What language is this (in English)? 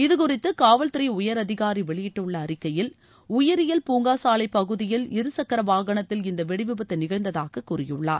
Tamil